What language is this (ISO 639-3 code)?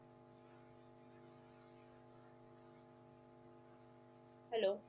pan